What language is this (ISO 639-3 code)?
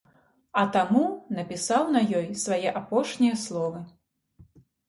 bel